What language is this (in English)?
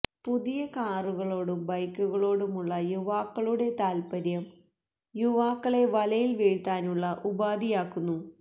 Malayalam